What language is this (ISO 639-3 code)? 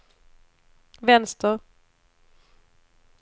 swe